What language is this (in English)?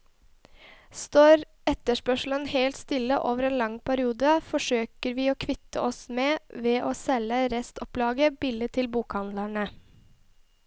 Norwegian